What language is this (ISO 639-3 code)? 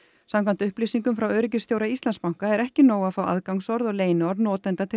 isl